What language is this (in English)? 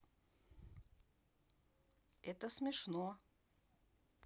Russian